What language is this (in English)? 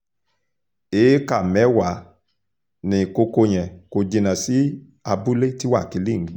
Yoruba